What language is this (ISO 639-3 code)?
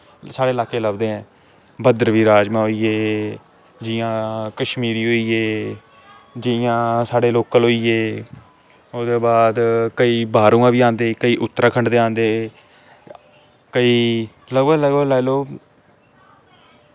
doi